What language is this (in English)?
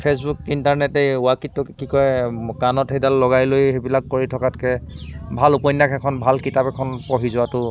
Assamese